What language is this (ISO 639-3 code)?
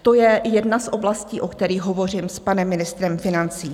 ces